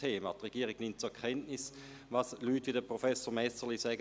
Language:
Swiss German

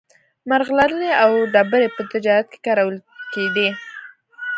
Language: Pashto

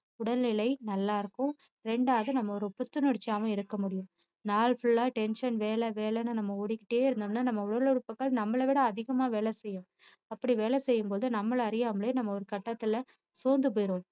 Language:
Tamil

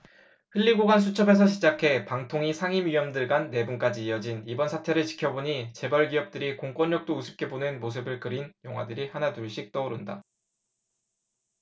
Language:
Korean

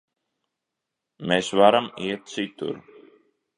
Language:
Latvian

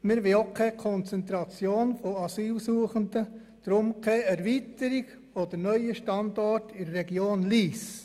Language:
Swiss German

